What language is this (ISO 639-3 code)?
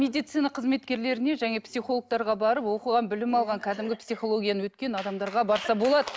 kaz